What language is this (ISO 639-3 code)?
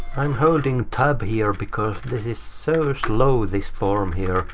eng